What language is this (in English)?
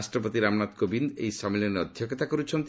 Odia